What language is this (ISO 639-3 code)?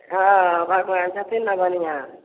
mai